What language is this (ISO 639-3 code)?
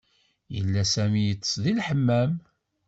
kab